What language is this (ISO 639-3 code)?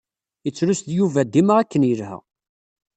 kab